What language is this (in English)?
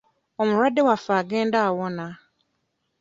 Ganda